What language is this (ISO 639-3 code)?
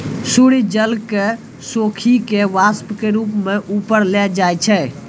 mai